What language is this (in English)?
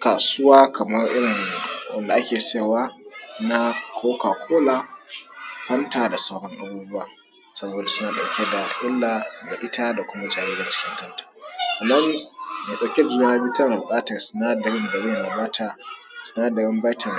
Hausa